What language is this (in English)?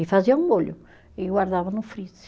Portuguese